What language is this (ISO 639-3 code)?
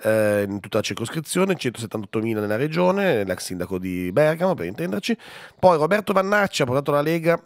ita